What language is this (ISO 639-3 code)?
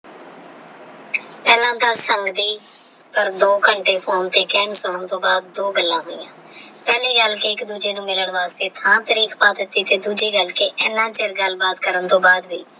pan